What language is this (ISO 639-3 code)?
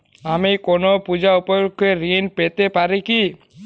ben